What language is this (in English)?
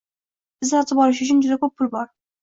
Uzbek